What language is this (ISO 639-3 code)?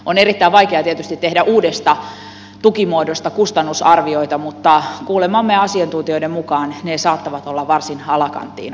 fin